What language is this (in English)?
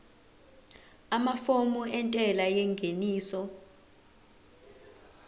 Zulu